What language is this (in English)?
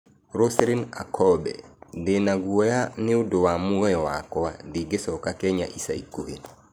Kikuyu